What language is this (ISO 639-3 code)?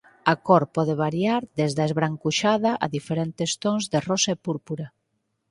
glg